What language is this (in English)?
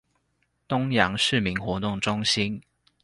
Chinese